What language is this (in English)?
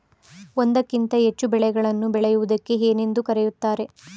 Kannada